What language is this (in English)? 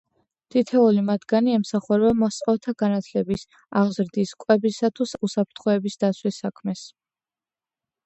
Georgian